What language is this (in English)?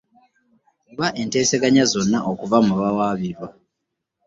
Ganda